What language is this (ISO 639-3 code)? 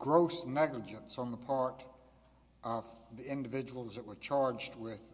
eng